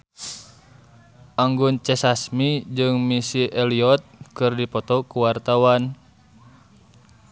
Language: Sundanese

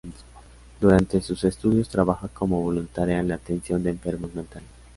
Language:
Spanish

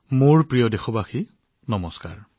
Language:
Assamese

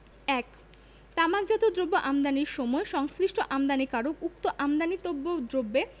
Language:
Bangla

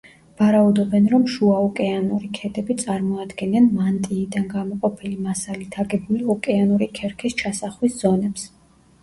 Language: Georgian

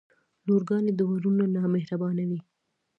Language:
Pashto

